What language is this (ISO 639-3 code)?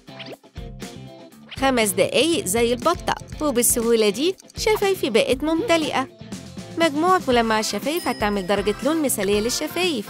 ara